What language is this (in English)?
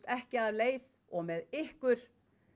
Icelandic